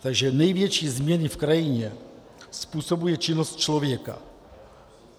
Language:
Czech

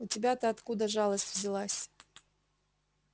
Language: Russian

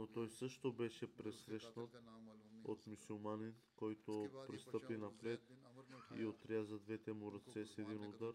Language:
Bulgarian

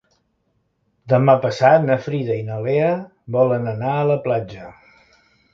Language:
Catalan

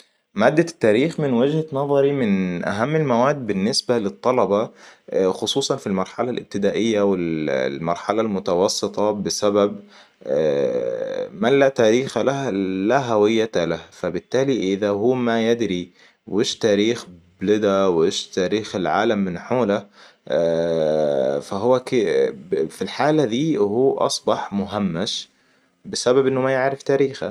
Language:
Hijazi Arabic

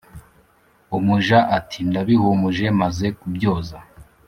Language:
Kinyarwanda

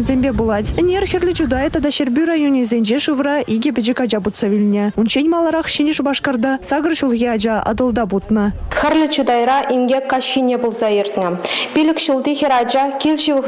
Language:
Russian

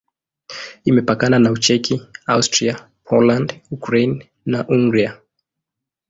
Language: Swahili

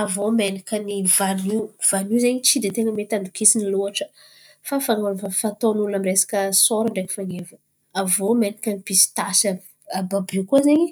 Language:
Antankarana Malagasy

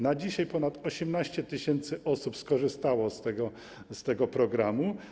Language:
Polish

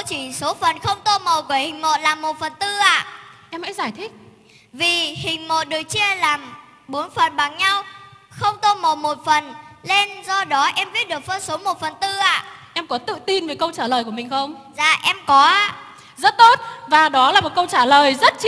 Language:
Vietnamese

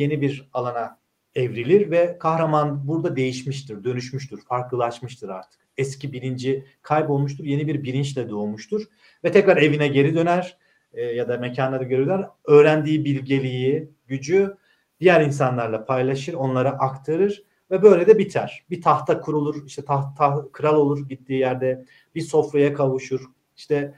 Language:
Turkish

